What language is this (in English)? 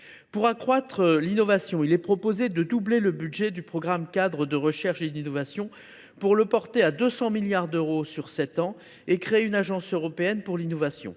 French